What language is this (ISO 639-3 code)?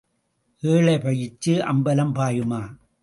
tam